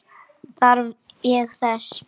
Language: Icelandic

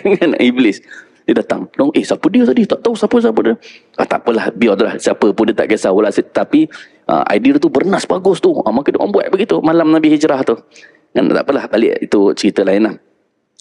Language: Malay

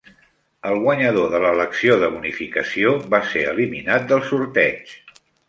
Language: Catalan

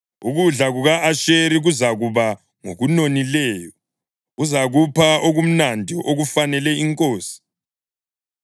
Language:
North Ndebele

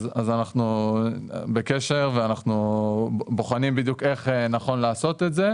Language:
Hebrew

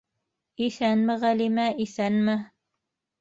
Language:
Bashkir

